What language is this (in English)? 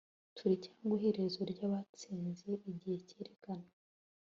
Kinyarwanda